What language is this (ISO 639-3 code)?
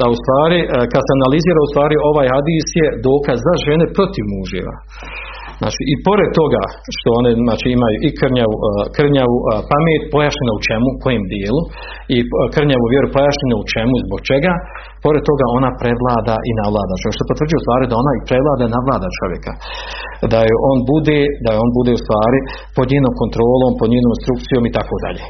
hrv